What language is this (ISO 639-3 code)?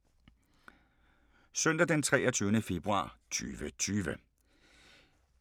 dan